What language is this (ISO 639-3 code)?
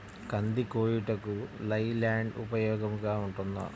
tel